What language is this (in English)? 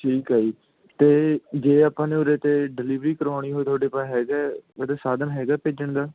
Punjabi